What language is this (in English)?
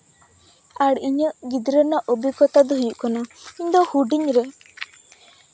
Santali